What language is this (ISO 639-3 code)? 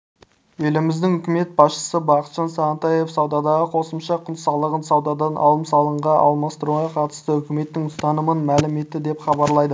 kaz